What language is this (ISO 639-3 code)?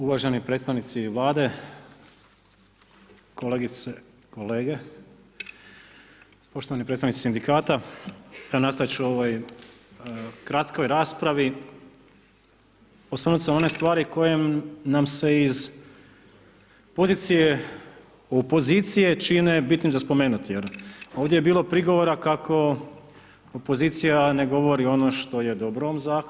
hrv